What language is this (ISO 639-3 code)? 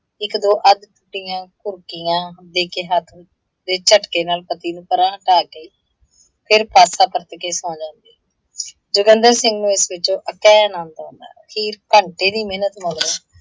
pan